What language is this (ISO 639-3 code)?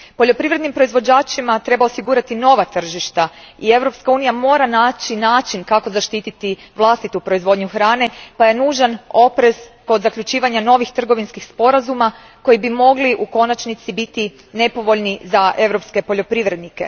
hrv